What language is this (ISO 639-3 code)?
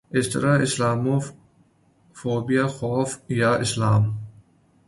urd